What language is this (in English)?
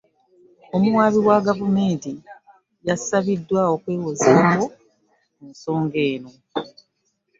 Ganda